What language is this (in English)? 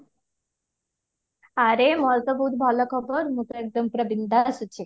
Odia